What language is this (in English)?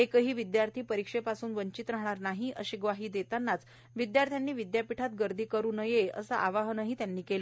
Marathi